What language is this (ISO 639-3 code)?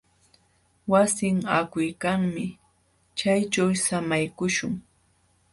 qxw